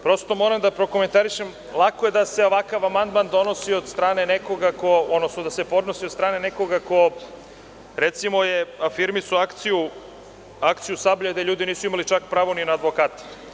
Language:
Serbian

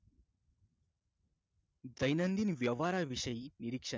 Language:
Marathi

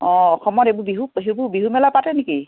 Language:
Assamese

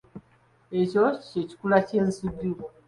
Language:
Ganda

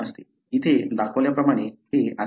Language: Marathi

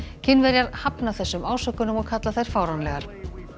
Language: Icelandic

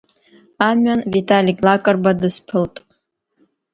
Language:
Abkhazian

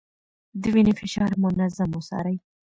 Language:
Pashto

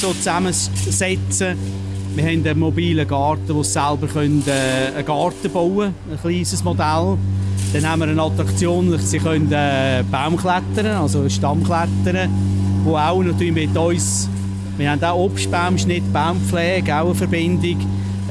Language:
German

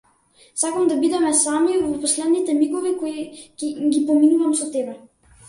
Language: Macedonian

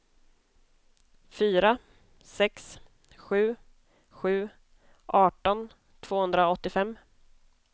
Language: Swedish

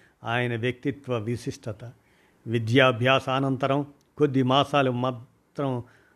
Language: Telugu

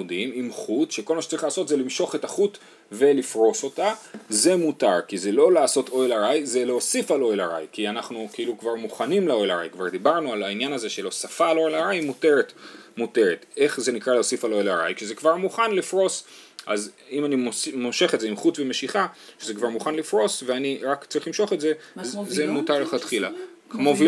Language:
Hebrew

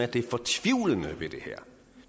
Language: Danish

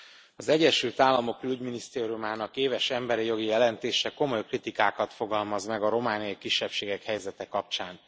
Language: Hungarian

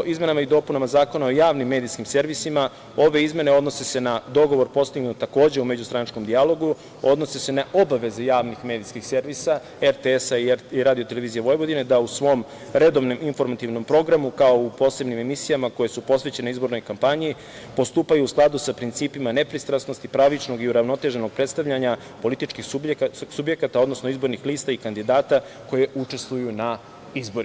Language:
Serbian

